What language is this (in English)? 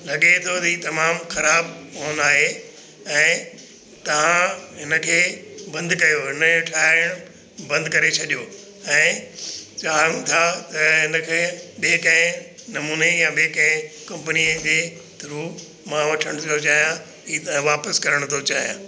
Sindhi